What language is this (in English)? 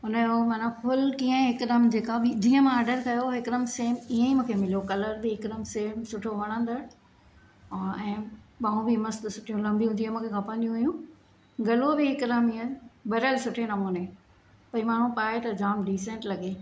Sindhi